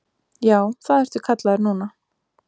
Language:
Icelandic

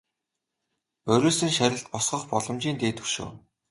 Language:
Mongolian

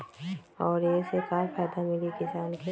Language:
Magahi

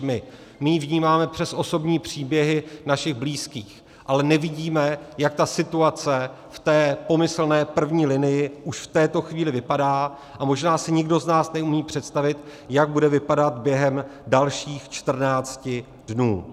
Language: Czech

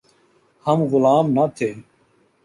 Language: Urdu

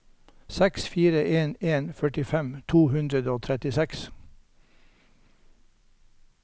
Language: Norwegian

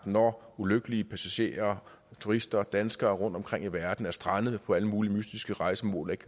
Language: Danish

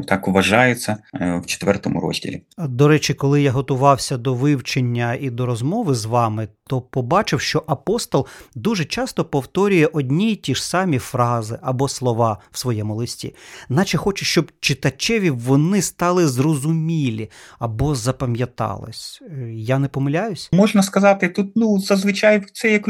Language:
Ukrainian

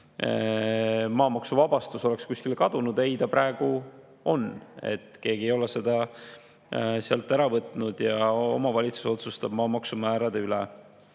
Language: Estonian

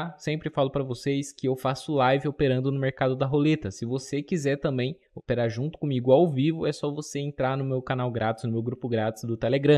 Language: Portuguese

